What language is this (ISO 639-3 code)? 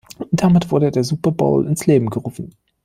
deu